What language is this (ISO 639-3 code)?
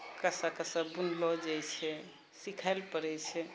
mai